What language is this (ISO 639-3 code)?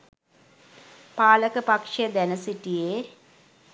sin